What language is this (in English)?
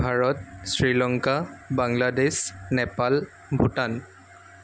Assamese